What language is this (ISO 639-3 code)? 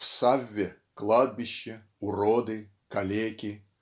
rus